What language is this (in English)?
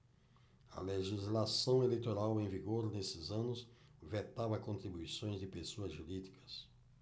Portuguese